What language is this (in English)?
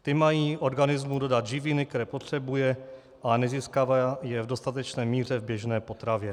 Czech